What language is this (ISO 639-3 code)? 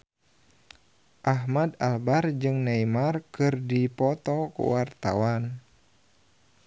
sun